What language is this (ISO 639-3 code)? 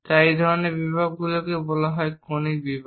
ben